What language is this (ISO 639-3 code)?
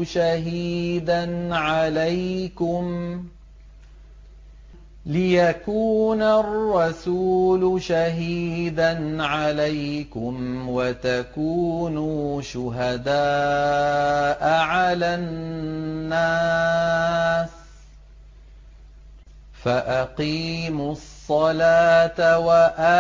ara